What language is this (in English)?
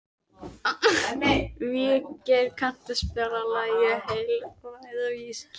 Icelandic